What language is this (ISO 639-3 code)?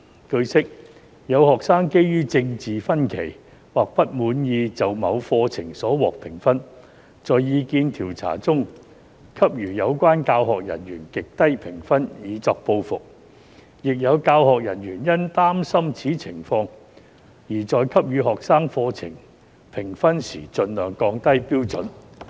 yue